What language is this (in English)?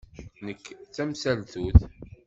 Kabyle